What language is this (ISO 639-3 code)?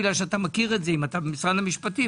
heb